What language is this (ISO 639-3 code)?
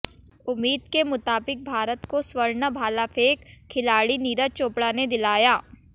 hin